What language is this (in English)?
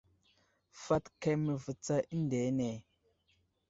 Wuzlam